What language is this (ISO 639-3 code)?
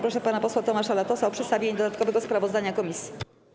pol